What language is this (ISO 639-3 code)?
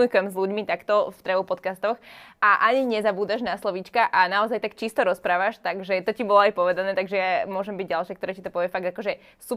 slk